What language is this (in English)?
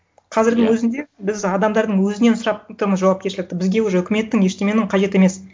Kazakh